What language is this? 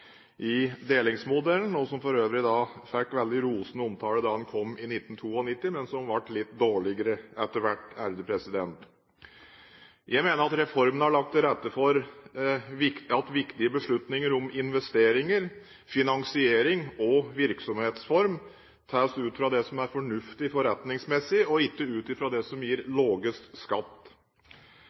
Norwegian Bokmål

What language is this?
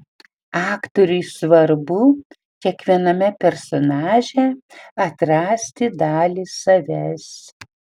Lithuanian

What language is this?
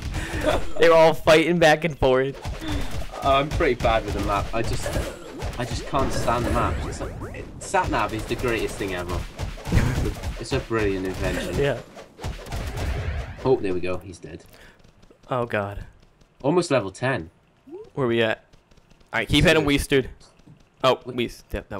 English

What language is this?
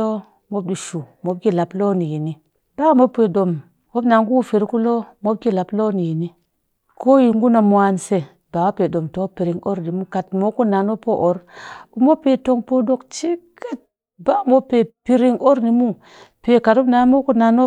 Cakfem-Mushere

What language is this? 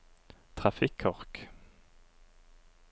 Norwegian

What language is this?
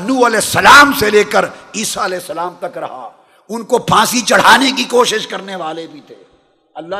Urdu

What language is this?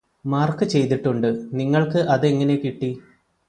Malayalam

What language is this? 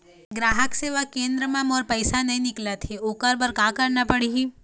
Chhattisgarhi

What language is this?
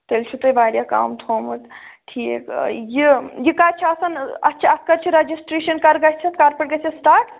Kashmiri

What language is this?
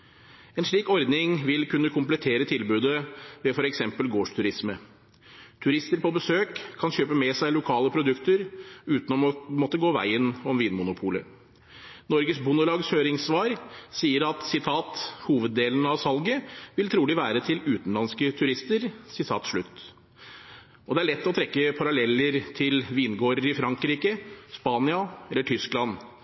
Norwegian Bokmål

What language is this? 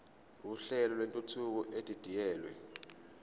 Zulu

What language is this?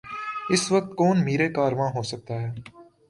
Urdu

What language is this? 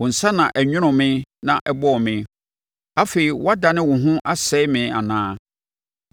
Akan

